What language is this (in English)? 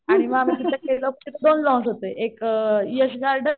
Marathi